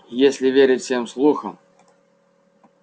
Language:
Russian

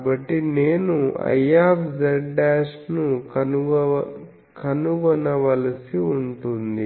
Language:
Telugu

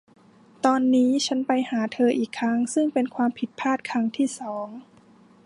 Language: Thai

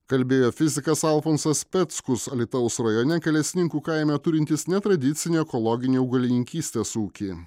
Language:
Lithuanian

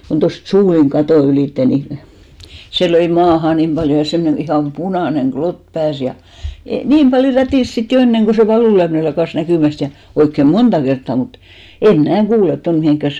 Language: Finnish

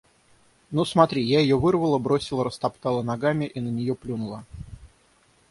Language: Russian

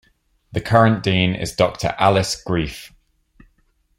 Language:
English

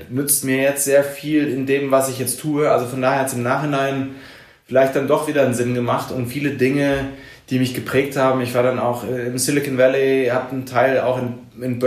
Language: German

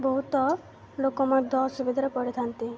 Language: Odia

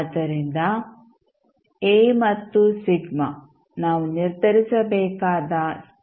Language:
Kannada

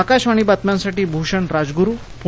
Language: Marathi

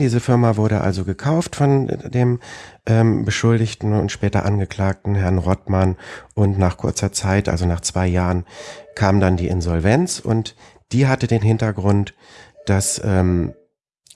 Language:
German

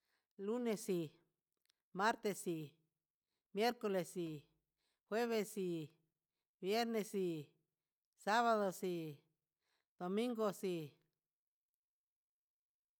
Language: Huitepec Mixtec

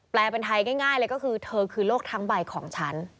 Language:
Thai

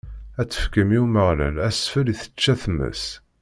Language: Kabyle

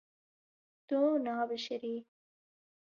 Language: Kurdish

